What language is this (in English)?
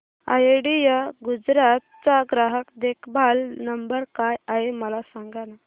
Marathi